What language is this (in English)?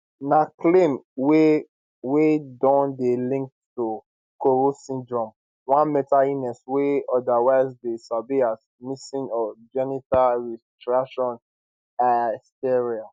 Nigerian Pidgin